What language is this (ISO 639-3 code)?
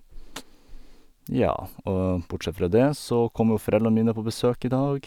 nor